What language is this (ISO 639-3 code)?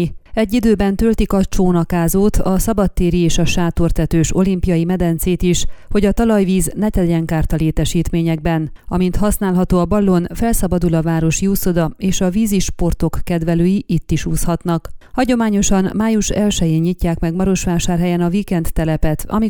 hun